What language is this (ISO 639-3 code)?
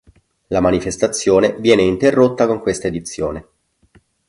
ita